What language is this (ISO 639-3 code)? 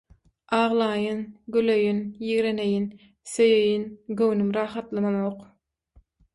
tuk